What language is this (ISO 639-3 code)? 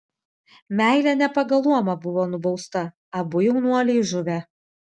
lit